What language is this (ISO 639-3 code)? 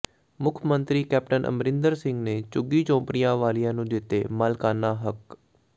pan